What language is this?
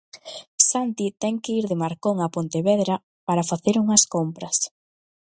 Galician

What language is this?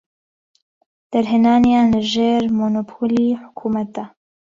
Central Kurdish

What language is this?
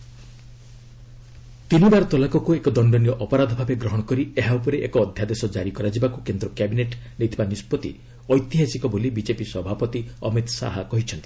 Odia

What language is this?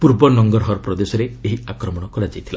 Odia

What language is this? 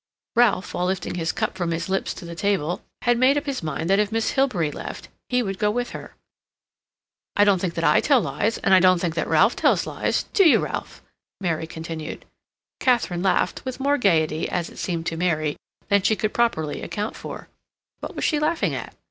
English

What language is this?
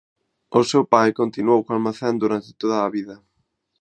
Galician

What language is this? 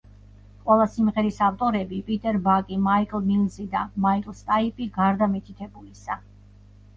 Georgian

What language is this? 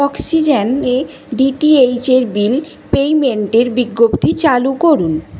Bangla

